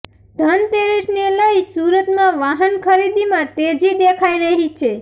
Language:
Gujarati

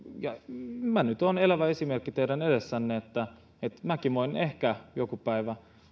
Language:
Finnish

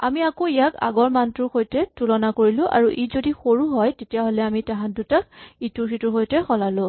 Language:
Assamese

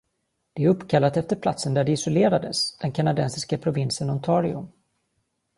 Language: Swedish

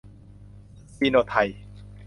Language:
Thai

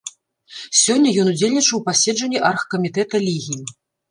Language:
Belarusian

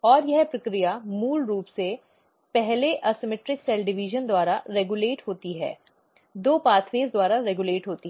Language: Hindi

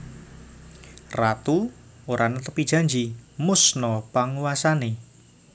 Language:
Javanese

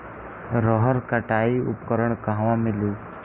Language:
Bhojpuri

